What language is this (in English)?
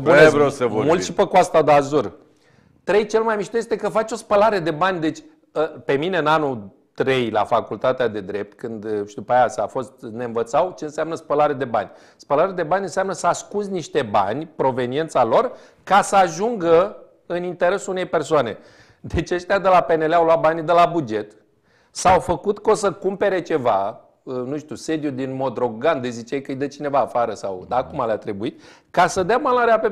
Romanian